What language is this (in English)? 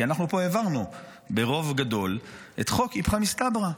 Hebrew